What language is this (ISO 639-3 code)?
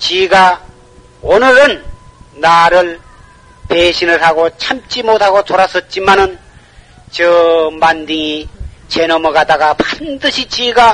kor